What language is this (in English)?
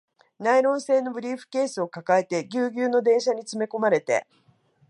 Japanese